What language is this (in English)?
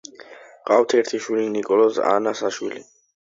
Georgian